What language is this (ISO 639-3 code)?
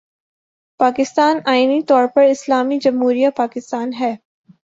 urd